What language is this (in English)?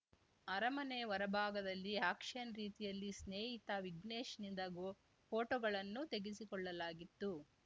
Kannada